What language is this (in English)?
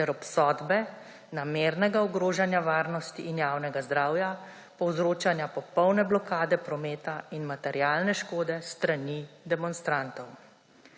Slovenian